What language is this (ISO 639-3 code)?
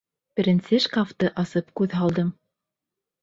bak